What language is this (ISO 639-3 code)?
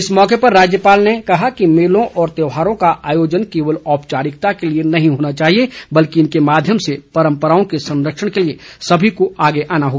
hin